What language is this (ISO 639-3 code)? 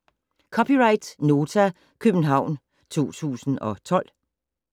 dan